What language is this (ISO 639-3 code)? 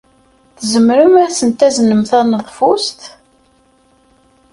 kab